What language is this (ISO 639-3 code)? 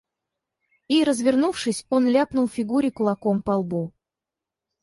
rus